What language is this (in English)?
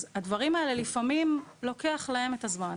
Hebrew